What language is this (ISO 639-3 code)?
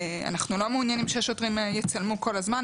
heb